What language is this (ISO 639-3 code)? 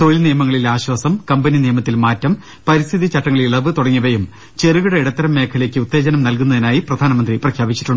mal